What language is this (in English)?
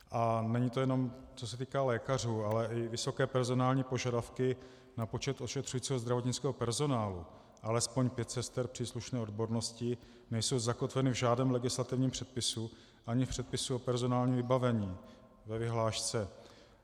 Czech